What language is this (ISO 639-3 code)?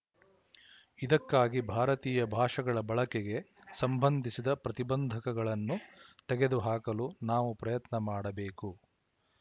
kan